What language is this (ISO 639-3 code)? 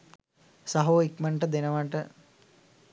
sin